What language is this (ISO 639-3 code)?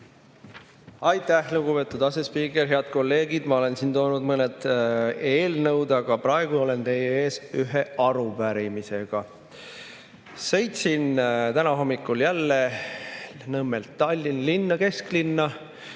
est